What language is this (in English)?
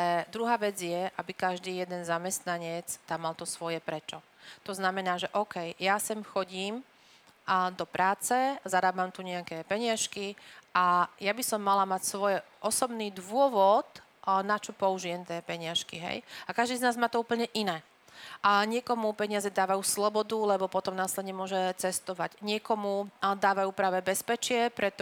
Slovak